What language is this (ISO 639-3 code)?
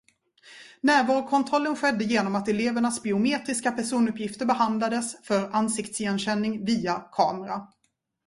swe